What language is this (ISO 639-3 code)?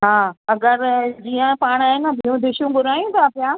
snd